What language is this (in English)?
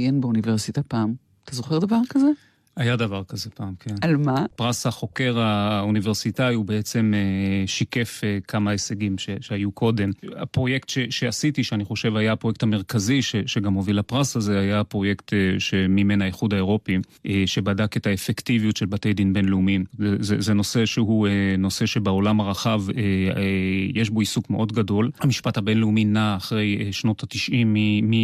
Hebrew